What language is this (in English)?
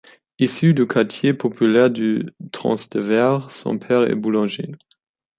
French